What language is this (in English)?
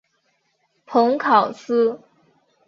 Chinese